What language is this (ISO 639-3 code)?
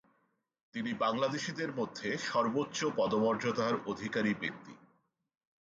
ben